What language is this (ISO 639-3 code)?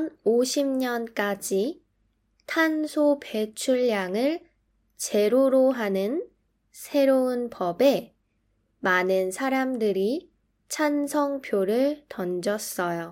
kor